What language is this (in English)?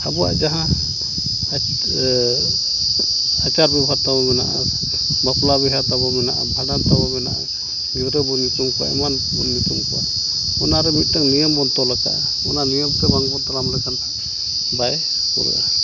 Santali